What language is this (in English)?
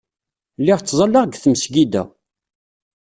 Kabyle